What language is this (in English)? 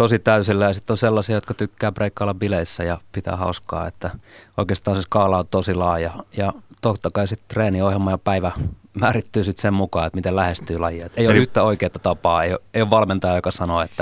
Finnish